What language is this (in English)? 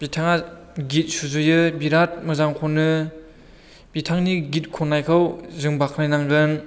Bodo